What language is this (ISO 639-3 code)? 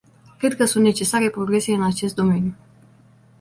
ron